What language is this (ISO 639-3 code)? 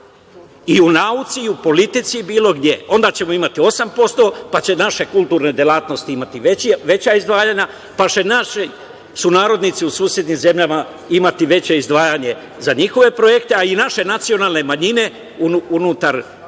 srp